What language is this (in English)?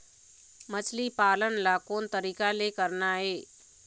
Chhattisgarhi